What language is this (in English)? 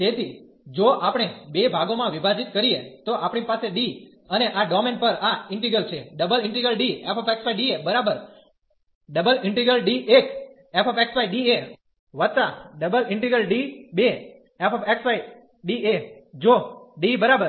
Gujarati